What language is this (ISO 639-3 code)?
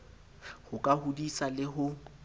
sot